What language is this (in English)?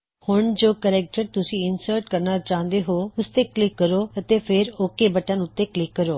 Punjabi